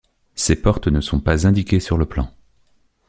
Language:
French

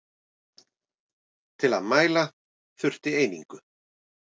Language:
Icelandic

